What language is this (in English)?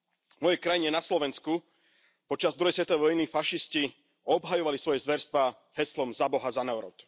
Slovak